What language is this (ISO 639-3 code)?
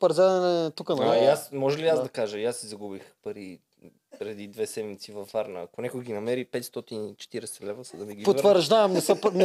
bul